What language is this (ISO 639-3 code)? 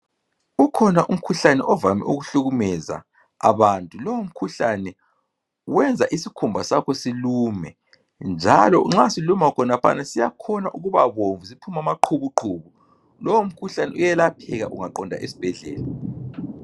nde